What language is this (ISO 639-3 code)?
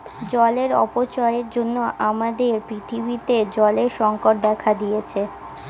ben